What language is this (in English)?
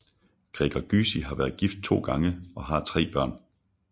Danish